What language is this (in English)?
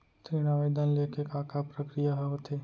Chhattisgarhi